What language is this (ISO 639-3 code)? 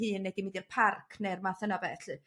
cym